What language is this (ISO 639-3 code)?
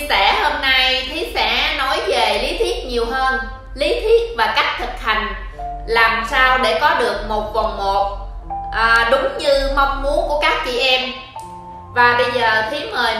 vie